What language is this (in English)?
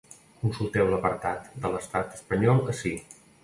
Catalan